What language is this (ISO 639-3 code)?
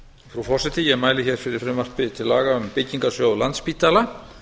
isl